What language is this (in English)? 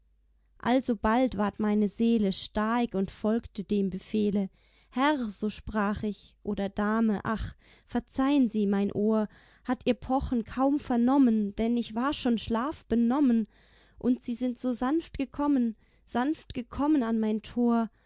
German